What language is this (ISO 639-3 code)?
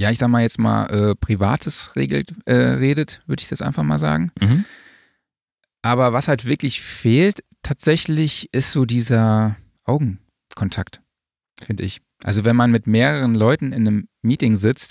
deu